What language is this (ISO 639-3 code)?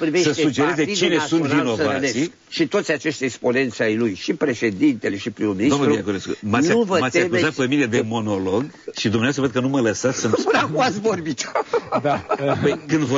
ron